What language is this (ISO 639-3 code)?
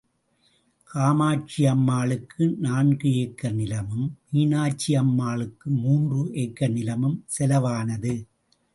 tam